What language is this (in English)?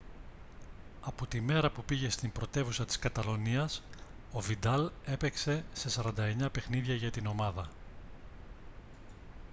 Greek